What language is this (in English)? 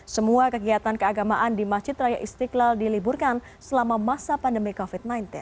Indonesian